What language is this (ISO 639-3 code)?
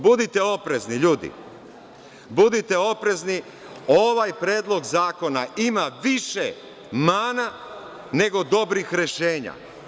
srp